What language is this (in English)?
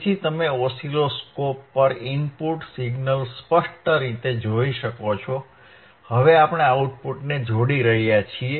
Gujarati